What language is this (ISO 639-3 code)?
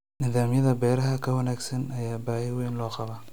som